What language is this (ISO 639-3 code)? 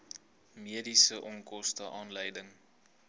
afr